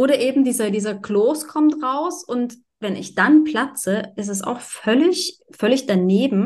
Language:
German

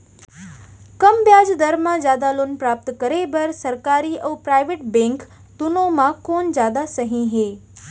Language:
Chhattisgarhi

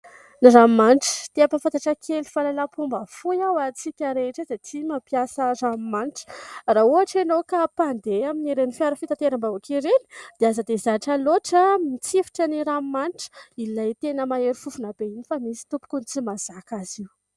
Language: Malagasy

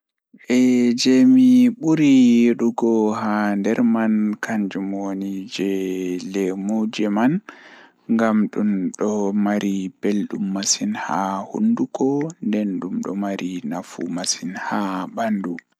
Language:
Fula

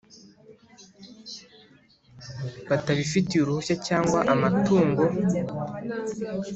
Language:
Kinyarwanda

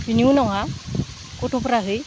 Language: Bodo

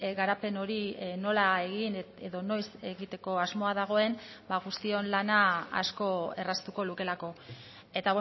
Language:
Basque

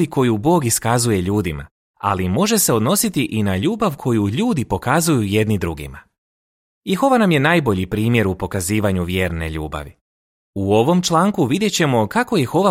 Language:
Croatian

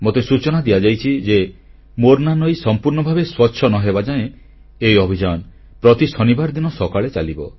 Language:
Odia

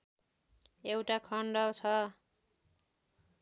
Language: Nepali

